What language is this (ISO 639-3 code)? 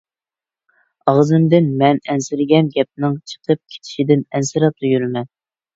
uig